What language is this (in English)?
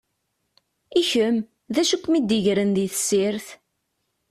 Kabyle